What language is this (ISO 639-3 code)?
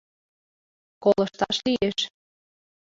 chm